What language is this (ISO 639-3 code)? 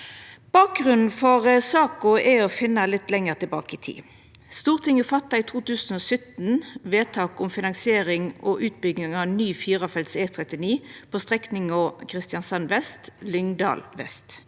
nor